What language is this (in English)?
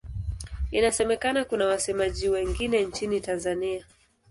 Swahili